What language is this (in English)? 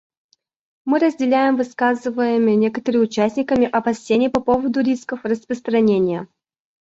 Russian